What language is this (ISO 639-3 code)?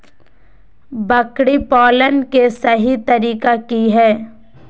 mag